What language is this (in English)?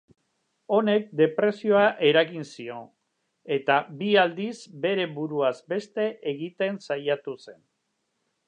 Basque